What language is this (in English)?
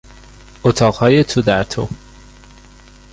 Persian